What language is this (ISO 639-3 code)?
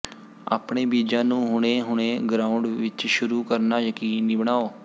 pan